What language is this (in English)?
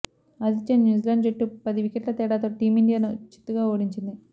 Telugu